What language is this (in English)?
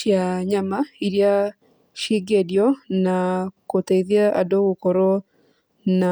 Kikuyu